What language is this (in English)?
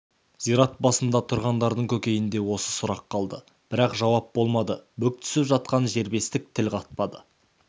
Kazakh